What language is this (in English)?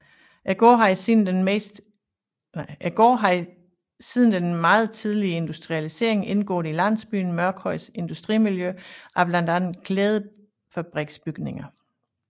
Danish